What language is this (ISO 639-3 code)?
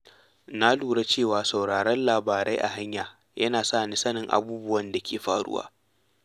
hau